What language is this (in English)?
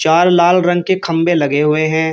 Hindi